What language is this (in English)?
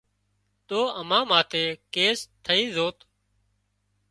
Wadiyara Koli